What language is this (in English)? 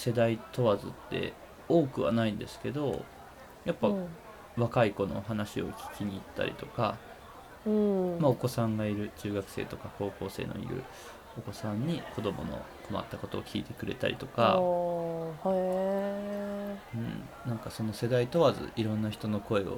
Japanese